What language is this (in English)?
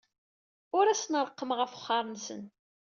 Kabyle